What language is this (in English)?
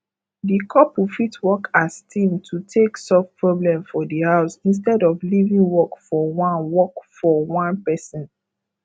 Nigerian Pidgin